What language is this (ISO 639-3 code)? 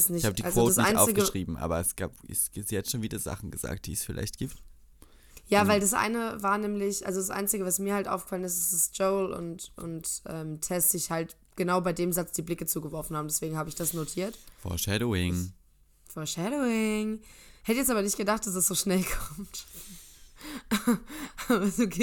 deu